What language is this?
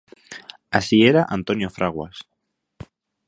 Galician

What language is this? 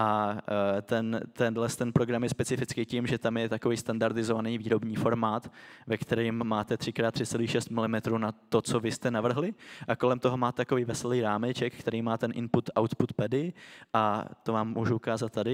Czech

